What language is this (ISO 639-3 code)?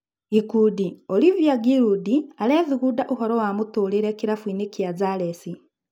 kik